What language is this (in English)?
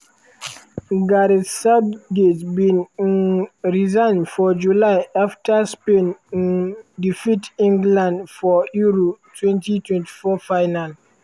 Nigerian Pidgin